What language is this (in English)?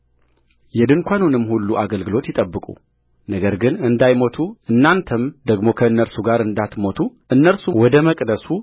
Amharic